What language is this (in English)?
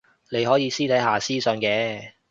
Cantonese